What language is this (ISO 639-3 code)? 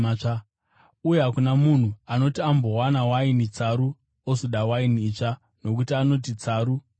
sna